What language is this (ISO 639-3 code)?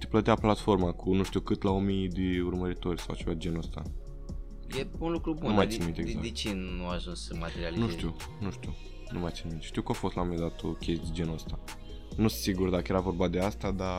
ron